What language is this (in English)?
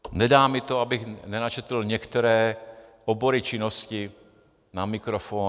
Czech